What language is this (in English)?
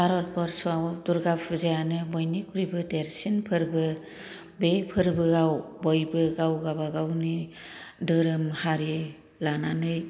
Bodo